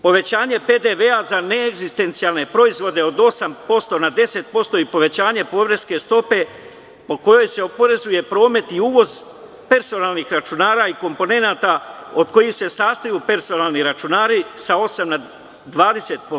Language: Serbian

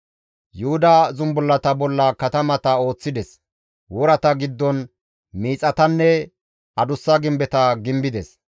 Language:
Gamo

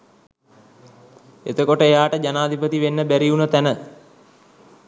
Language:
Sinhala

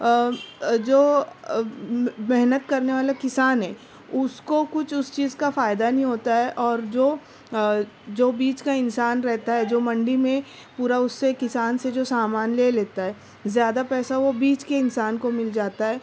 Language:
Urdu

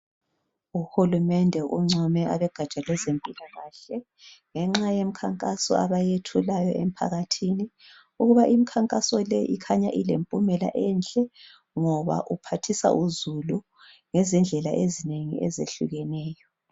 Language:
North Ndebele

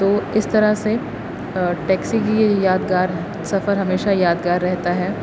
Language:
Urdu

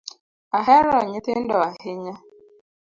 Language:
Luo (Kenya and Tanzania)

